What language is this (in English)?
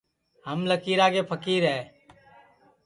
Sansi